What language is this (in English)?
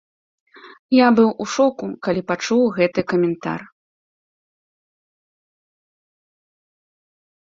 Belarusian